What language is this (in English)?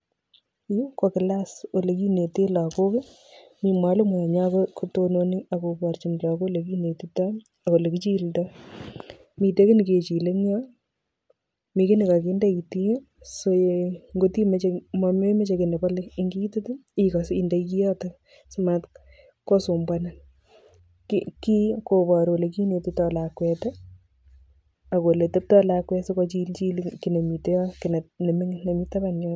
Kalenjin